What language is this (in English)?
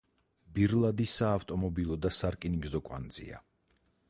Georgian